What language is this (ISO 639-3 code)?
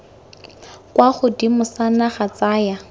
tsn